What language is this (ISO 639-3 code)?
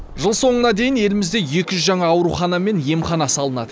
kaz